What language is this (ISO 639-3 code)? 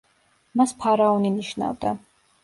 kat